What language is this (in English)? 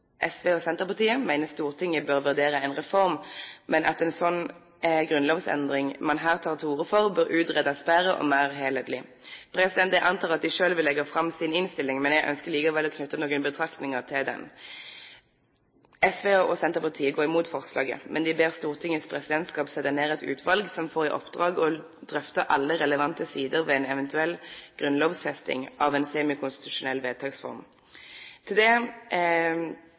Norwegian Bokmål